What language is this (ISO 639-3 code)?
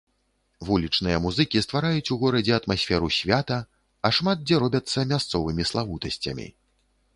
bel